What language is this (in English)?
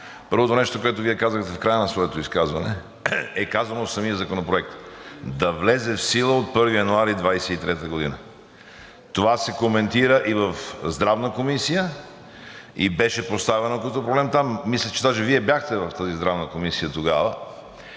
Bulgarian